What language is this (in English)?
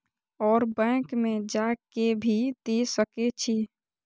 Maithili